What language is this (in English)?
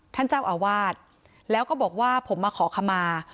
Thai